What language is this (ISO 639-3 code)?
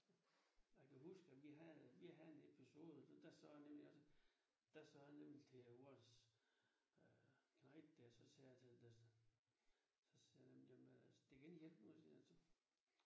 dan